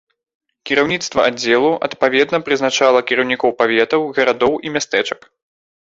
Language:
Belarusian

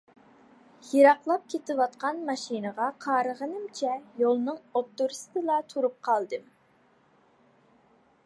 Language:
Uyghur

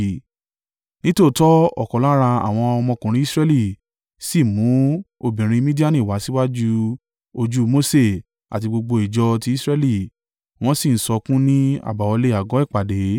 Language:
Yoruba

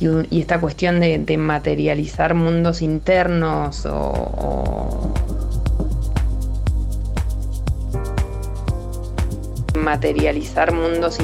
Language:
Spanish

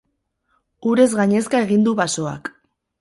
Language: Basque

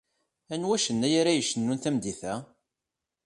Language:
Kabyle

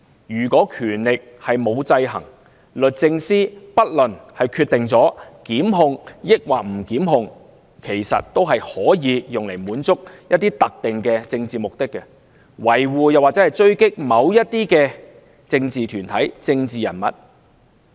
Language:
Cantonese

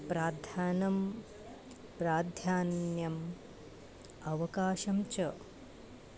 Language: Sanskrit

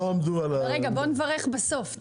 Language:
Hebrew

